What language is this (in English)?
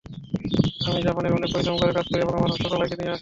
Bangla